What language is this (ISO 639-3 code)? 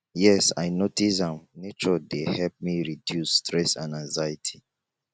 pcm